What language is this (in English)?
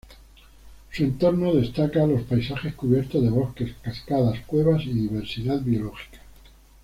Spanish